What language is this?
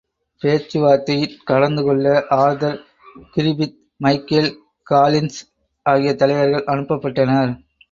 Tamil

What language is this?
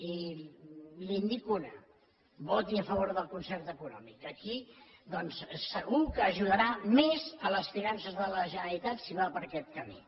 Catalan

